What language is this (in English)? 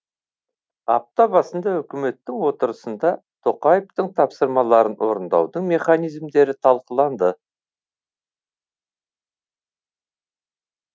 Kazakh